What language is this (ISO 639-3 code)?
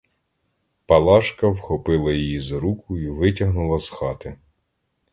ukr